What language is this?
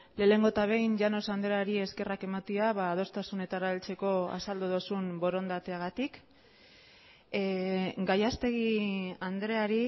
Basque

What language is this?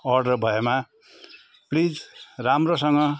Nepali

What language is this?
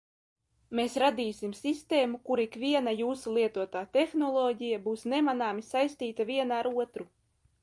Latvian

